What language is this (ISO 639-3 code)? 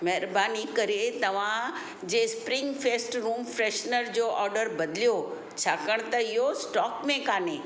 snd